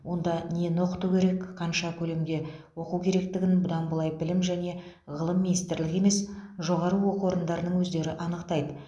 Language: Kazakh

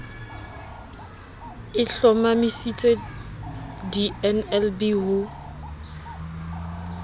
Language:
Southern Sotho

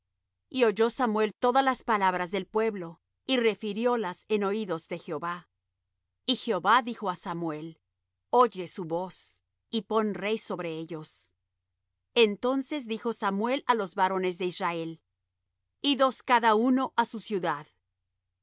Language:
Spanish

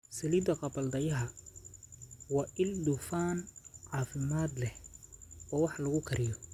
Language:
Somali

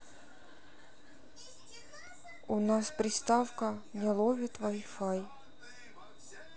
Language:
Russian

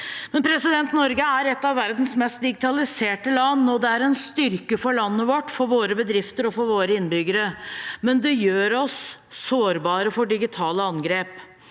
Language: Norwegian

